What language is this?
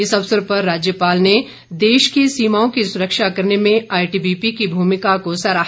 Hindi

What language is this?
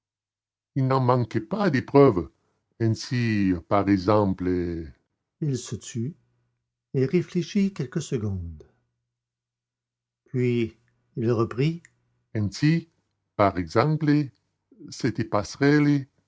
French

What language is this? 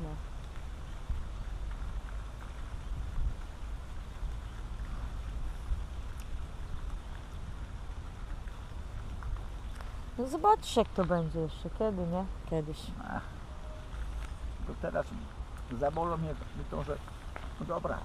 Polish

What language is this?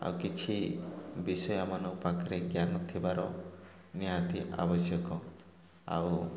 Odia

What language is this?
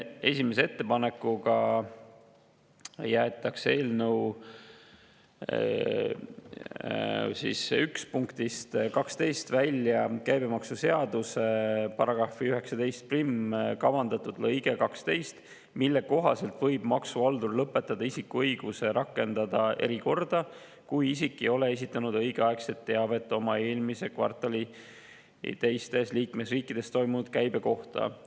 Estonian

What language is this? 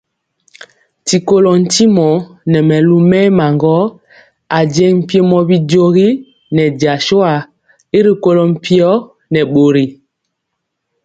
Mpiemo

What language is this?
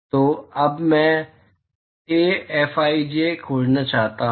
Hindi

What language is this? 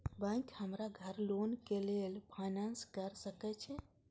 Maithili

